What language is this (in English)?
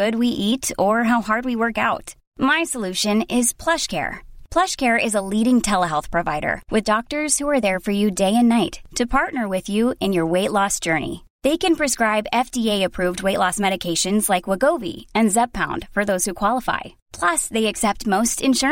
Dutch